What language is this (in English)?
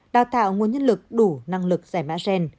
Vietnamese